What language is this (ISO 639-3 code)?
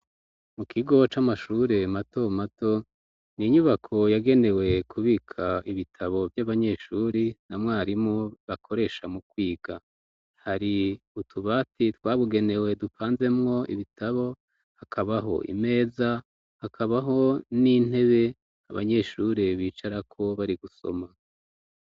run